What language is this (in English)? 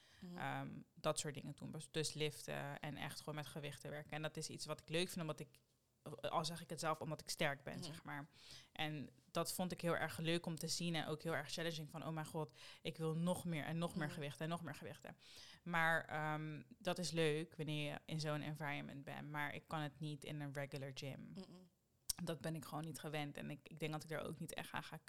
Dutch